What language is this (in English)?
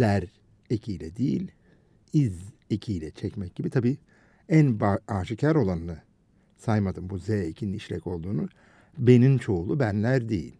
Turkish